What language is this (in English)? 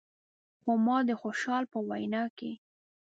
Pashto